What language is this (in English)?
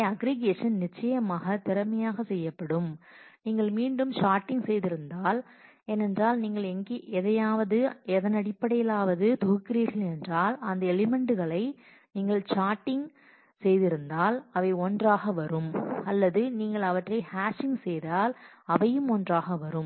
Tamil